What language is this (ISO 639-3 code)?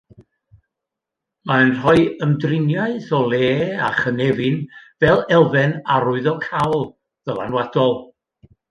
cym